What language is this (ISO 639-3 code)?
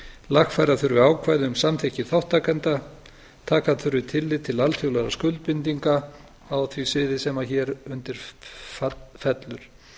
isl